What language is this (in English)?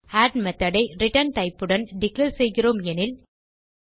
Tamil